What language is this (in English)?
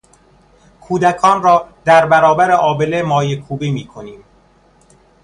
Persian